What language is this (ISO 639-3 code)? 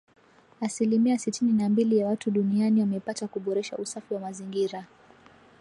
swa